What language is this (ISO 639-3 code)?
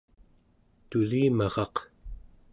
esu